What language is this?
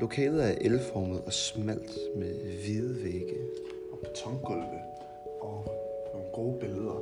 Danish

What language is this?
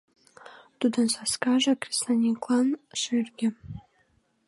Mari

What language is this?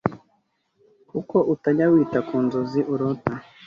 Kinyarwanda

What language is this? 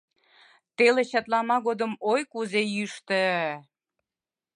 Mari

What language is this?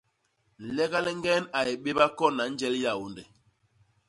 Basaa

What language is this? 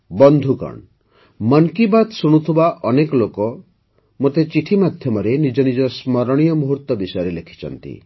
Odia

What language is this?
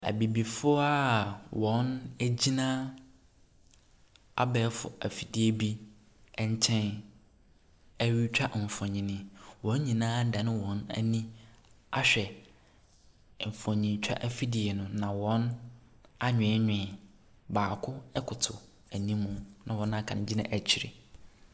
Akan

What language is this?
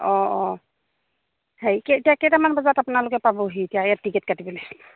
Assamese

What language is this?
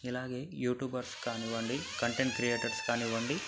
Telugu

